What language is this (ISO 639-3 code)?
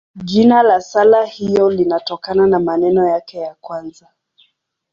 swa